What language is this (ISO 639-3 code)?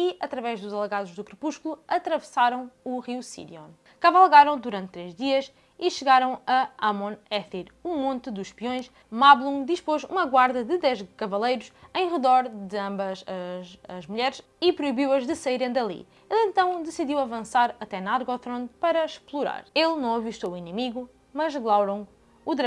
por